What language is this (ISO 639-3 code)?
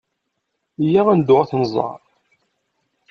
kab